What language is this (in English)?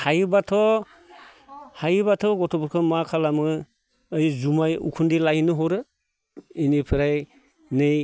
Bodo